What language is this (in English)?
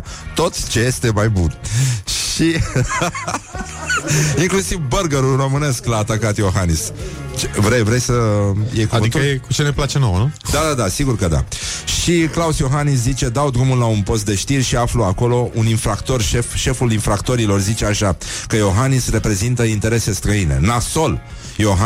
Romanian